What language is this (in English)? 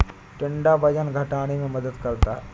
Hindi